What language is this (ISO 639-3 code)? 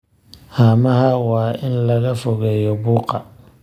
som